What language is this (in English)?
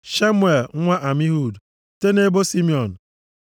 Igbo